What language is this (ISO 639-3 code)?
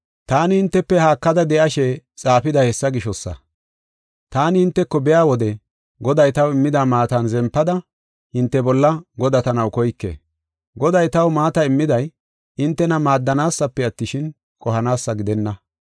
gof